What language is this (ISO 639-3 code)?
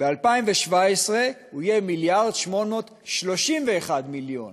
heb